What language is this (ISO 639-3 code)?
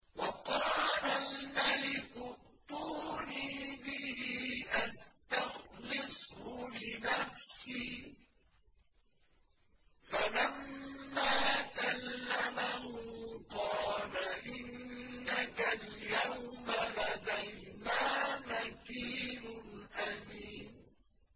ara